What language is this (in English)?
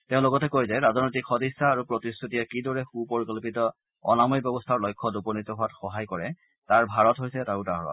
Assamese